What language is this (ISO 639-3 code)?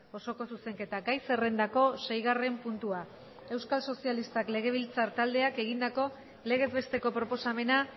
eus